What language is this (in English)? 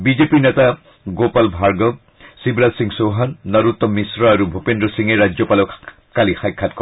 Assamese